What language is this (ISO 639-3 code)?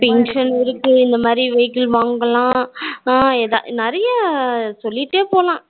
tam